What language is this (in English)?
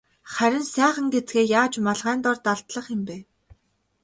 Mongolian